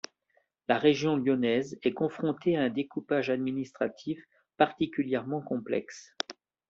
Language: French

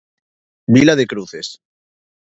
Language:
Galician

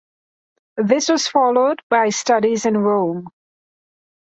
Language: English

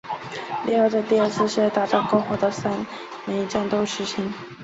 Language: Chinese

